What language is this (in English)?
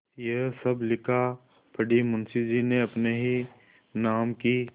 Hindi